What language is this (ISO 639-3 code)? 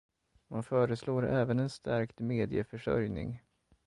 swe